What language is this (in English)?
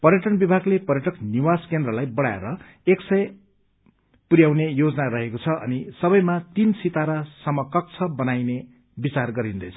Nepali